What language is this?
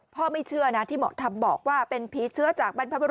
Thai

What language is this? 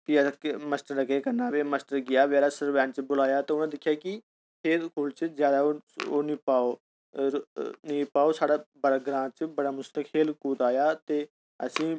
Dogri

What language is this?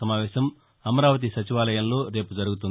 Telugu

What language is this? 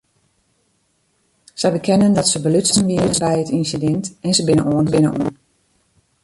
Western Frisian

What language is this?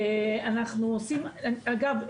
Hebrew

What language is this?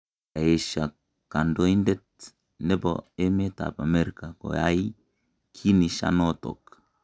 Kalenjin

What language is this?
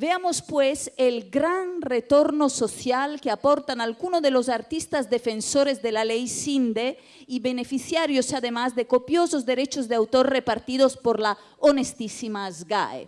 Spanish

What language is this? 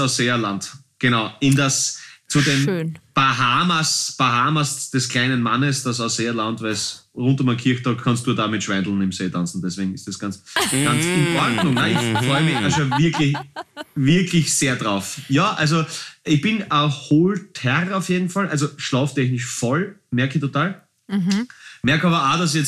German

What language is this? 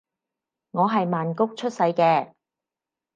Cantonese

